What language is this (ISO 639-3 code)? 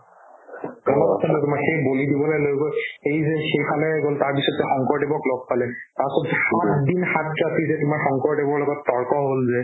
asm